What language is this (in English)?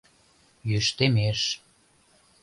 Mari